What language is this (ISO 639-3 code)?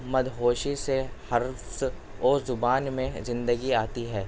urd